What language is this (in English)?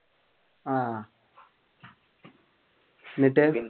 Malayalam